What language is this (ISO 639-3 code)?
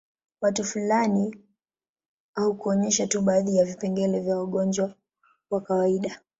swa